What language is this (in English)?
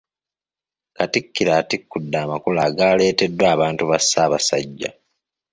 Ganda